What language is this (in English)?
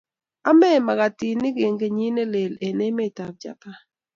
Kalenjin